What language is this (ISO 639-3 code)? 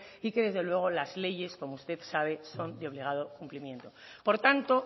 spa